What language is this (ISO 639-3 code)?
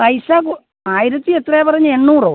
mal